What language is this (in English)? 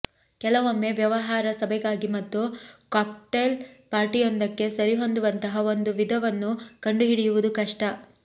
Kannada